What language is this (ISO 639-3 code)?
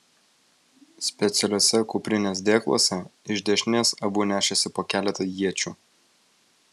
lit